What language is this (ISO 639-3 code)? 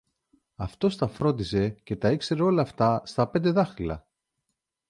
ell